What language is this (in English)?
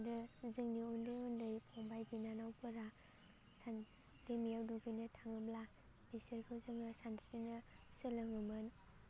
Bodo